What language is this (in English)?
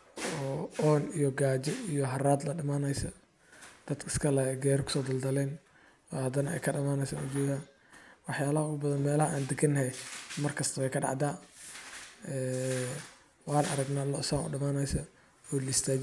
Somali